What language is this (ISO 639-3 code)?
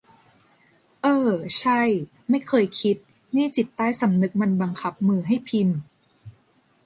tha